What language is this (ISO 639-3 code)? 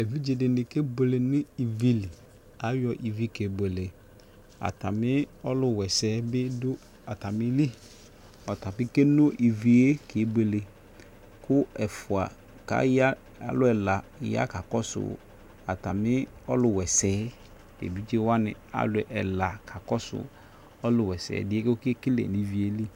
kpo